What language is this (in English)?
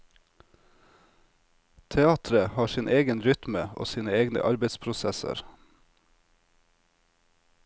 Norwegian